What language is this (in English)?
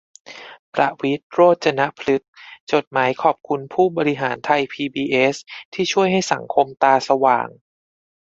Thai